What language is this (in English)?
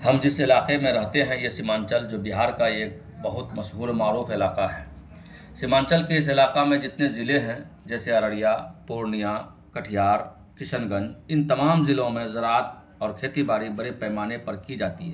Urdu